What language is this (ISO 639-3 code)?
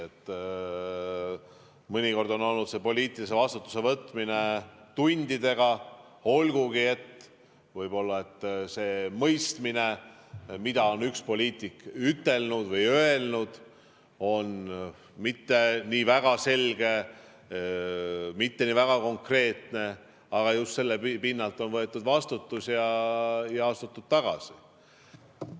est